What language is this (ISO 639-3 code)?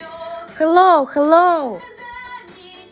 rus